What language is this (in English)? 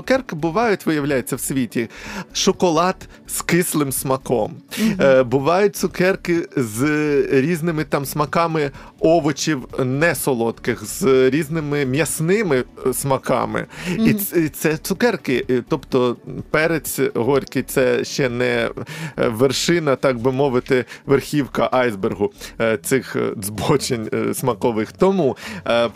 Ukrainian